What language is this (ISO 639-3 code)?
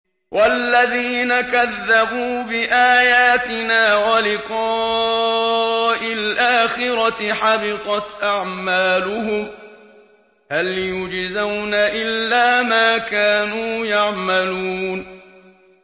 ara